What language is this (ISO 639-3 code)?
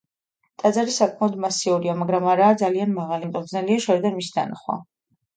kat